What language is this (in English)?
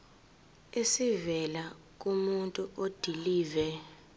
Zulu